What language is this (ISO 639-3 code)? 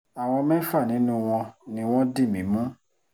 yor